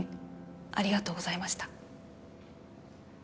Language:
Japanese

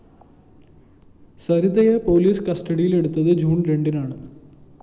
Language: Malayalam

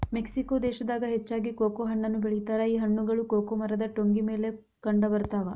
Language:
Kannada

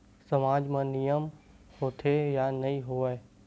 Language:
Chhattisgarhi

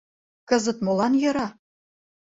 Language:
Mari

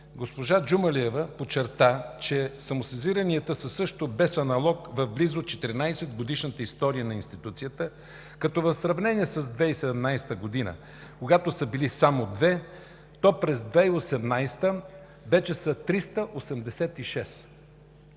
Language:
Bulgarian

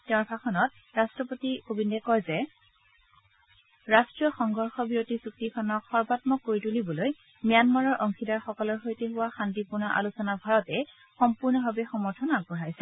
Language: Assamese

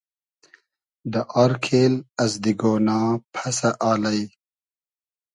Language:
Hazaragi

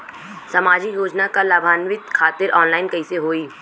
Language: Bhojpuri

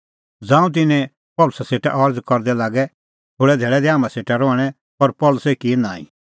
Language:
Kullu Pahari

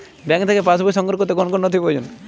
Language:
Bangla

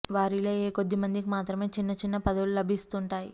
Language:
Telugu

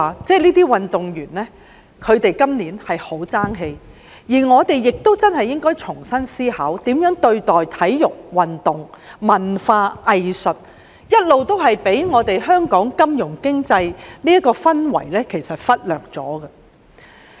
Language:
Cantonese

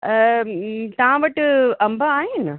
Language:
Sindhi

